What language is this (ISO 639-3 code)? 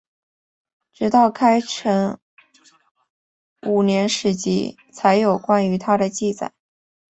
zho